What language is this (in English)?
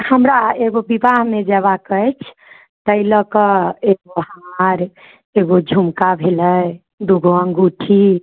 Maithili